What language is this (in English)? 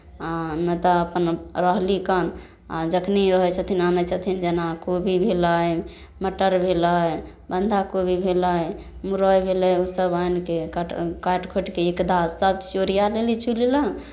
Maithili